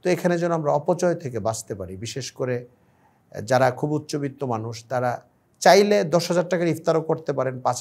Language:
Arabic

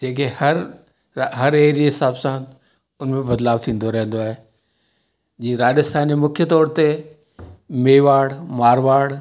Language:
Sindhi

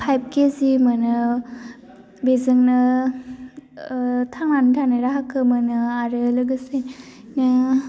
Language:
Bodo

